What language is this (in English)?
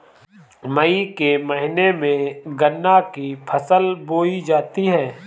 Hindi